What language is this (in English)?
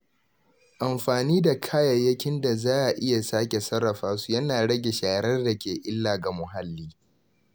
Hausa